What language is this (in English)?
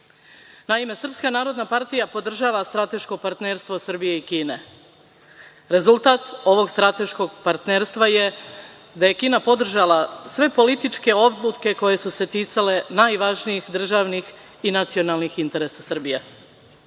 Serbian